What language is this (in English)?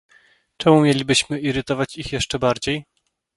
Polish